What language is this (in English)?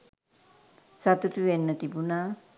Sinhala